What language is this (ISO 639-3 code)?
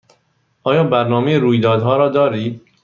fas